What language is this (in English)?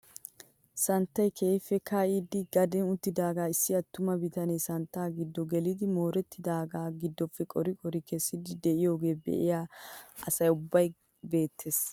Wolaytta